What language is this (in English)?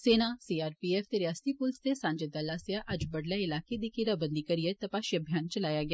Dogri